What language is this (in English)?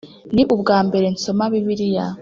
Kinyarwanda